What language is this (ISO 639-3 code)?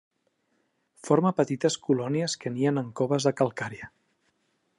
cat